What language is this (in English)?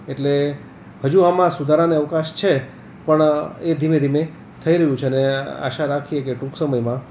Gujarati